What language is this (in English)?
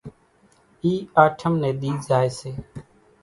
Kachi Koli